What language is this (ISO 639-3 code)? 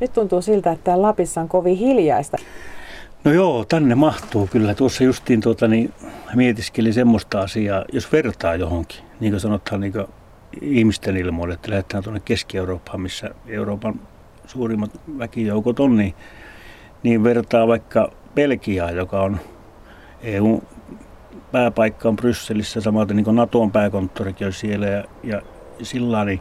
fin